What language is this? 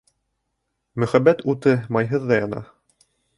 Bashkir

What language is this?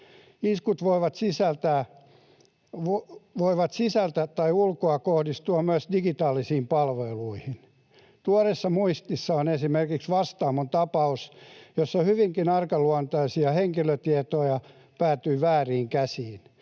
Finnish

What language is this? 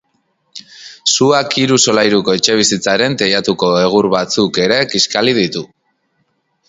Basque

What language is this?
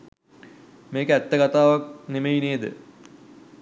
Sinhala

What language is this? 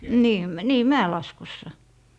Finnish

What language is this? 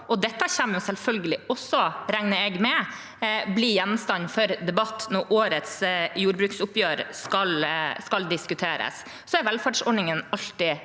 Norwegian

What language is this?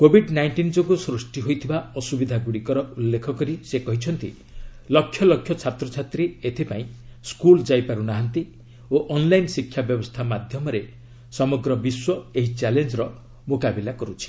Odia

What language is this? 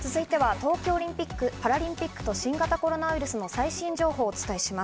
Japanese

